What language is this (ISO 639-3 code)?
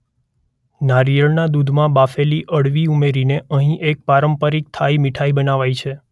guj